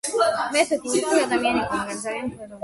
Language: Georgian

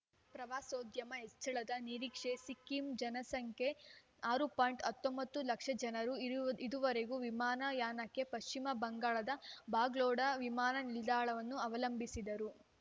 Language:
Kannada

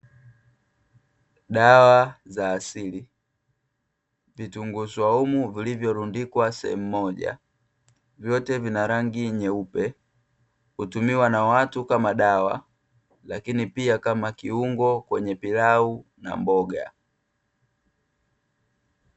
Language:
Swahili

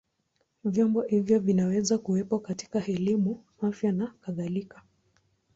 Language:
Swahili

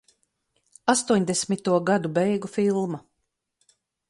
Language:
Latvian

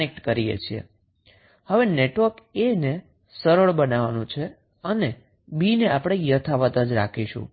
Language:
Gujarati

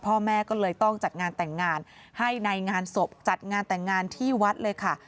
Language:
Thai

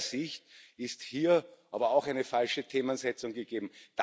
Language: German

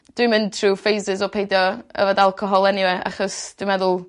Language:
Welsh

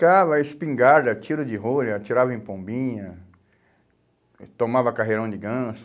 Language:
Portuguese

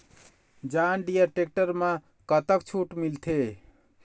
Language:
Chhattisgarhi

